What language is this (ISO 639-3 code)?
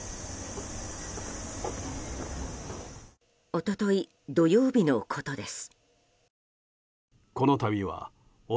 jpn